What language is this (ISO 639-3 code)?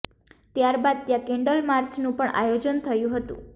guj